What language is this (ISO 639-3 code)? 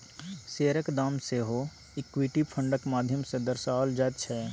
mai